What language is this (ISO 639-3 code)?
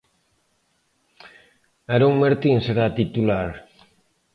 glg